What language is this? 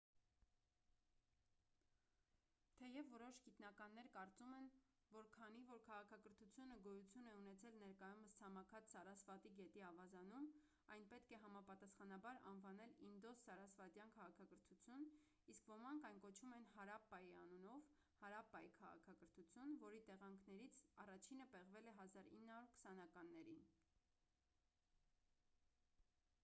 Armenian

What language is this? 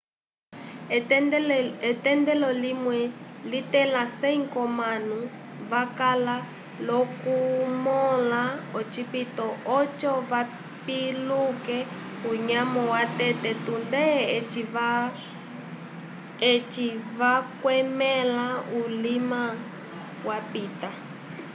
Umbundu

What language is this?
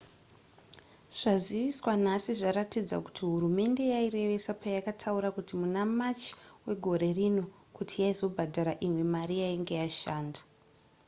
Shona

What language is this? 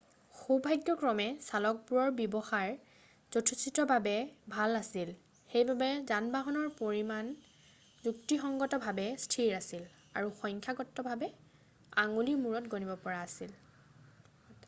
Assamese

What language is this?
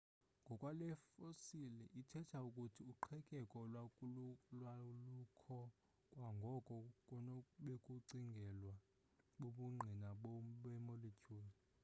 Xhosa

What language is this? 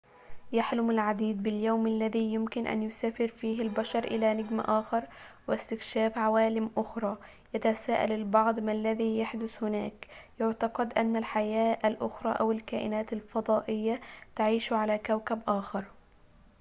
Arabic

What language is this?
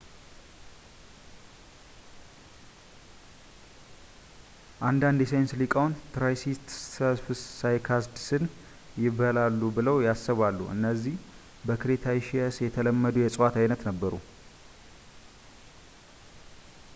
Amharic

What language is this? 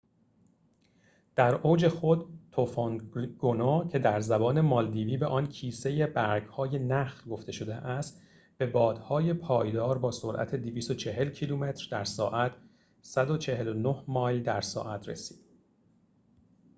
Persian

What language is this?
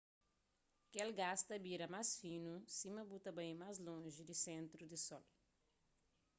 Kabuverdianu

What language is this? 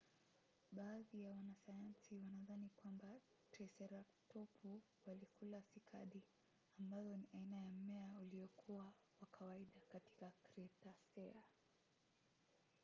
Swahili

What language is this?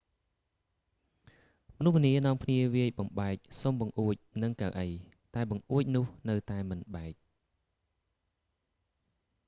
Khmer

